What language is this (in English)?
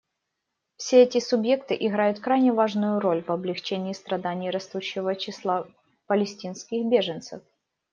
Russian